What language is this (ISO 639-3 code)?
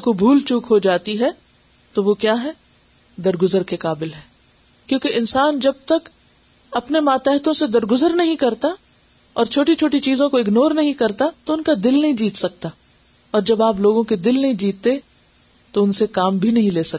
urd